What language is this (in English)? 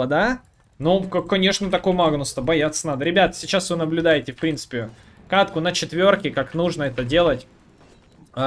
Russian